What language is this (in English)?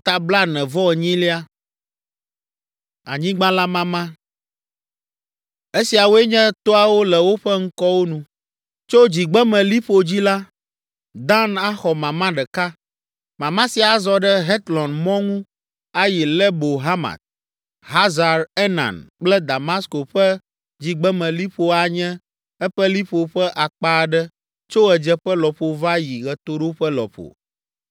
Ewe